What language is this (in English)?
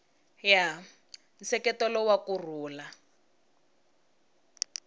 Tsonga